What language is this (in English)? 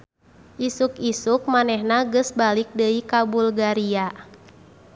Sundanese